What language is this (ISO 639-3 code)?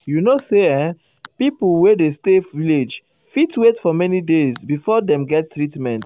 pcm